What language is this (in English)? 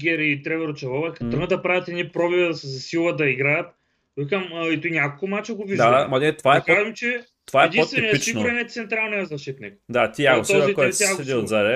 Bulgarian